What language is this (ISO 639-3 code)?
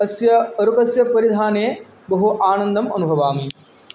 san